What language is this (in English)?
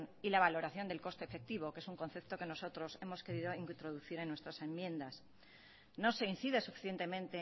Spanish